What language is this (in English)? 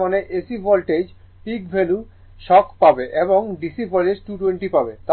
Bangla